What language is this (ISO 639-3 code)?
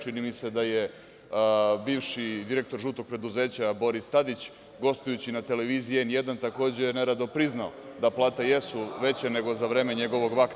srp